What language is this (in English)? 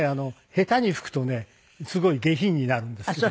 Japanese